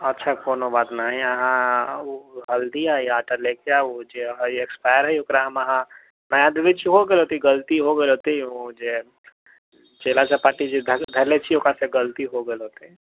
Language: Maithili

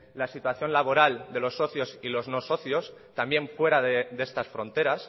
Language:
Spanish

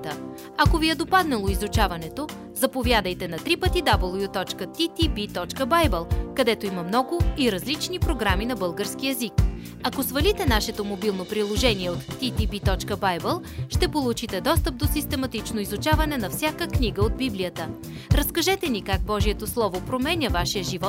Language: Bulgarian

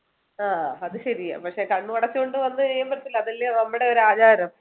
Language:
Malayalam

